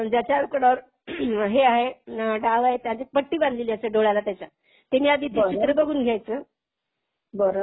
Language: Marathi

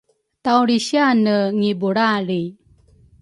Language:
Rukai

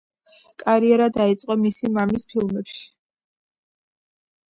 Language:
Georgian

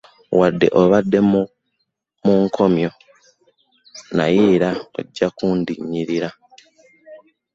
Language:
Ganda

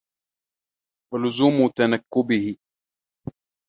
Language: Arabic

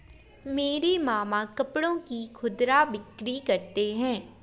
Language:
Hindi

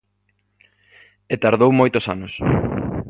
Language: Galician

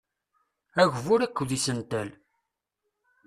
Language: Kabyle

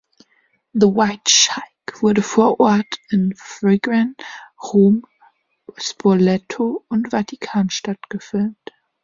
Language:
German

